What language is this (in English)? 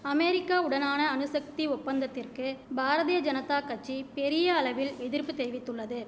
Tamil